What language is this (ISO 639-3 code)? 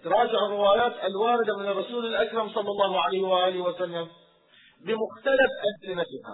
ara